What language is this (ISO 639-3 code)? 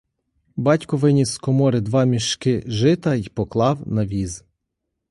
ukr